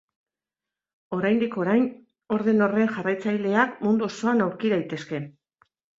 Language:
Basque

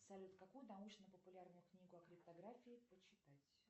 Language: Russian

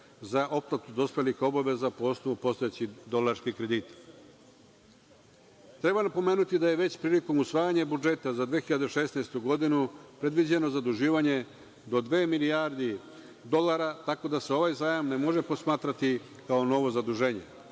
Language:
Serbian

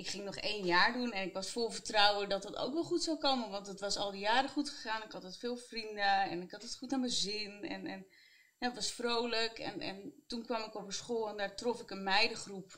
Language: Dutch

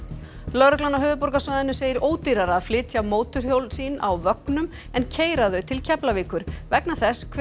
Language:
Icelandic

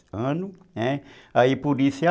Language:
Portuguese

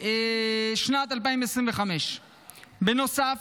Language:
Hebrew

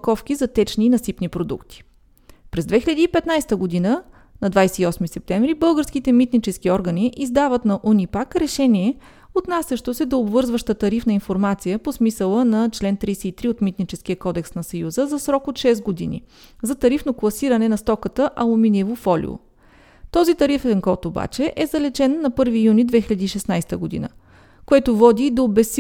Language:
Bulgarian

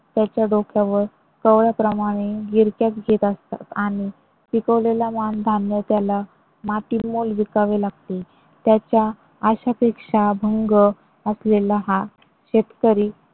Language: Marathi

